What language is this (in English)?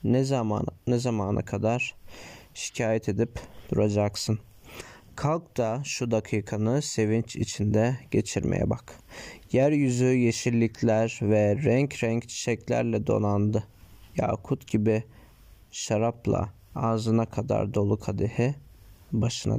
Turkish